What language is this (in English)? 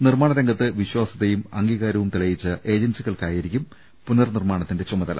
Malayalam